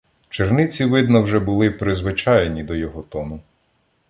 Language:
Ukrainian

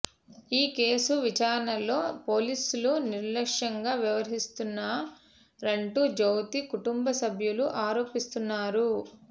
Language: Telugu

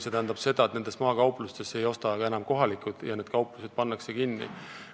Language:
Estonian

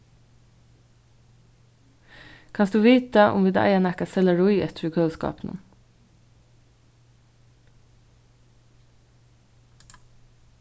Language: Faroese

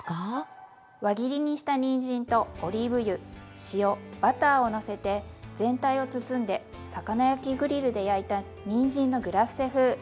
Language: Japanese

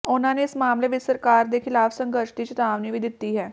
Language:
Punjabi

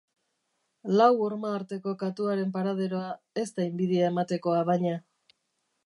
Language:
Basque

